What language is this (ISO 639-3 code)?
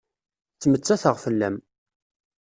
kab